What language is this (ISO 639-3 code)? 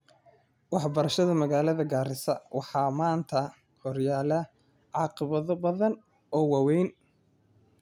som